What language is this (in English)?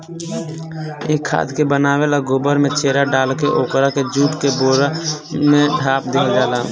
Bhojpuri